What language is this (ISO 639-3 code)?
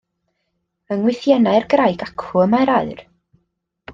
cym